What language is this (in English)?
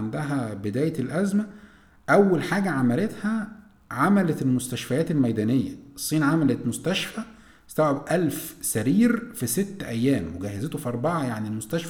Arabic